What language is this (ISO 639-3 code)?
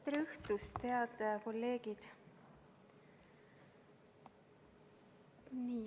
est